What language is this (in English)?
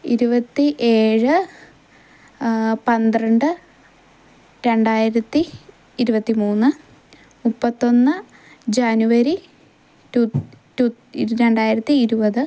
Malayalam